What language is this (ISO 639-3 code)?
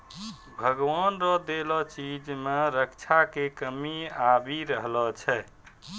mai